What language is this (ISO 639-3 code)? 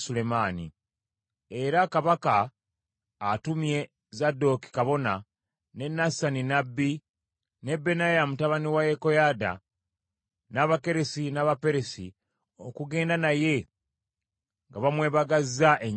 lug